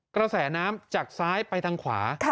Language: Thai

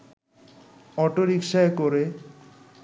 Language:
Bangla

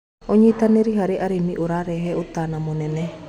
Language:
Kikuyu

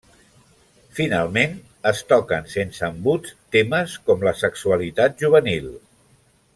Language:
Catalan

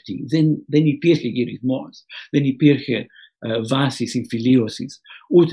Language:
Greek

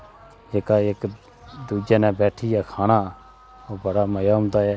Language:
Dogri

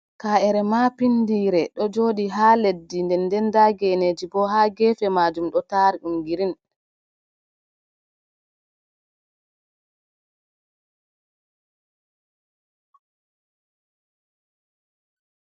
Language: Fula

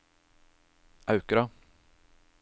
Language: Norwegian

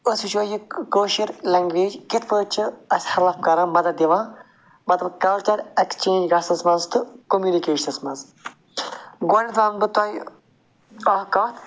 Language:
Kashmiri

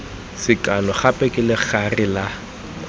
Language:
Tswana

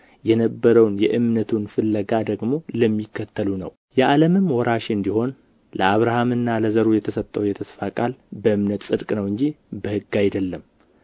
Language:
Amharic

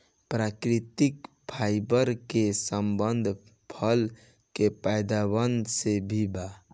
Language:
Bhojpuri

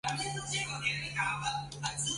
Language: Chinese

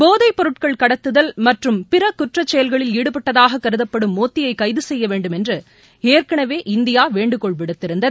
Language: Tamil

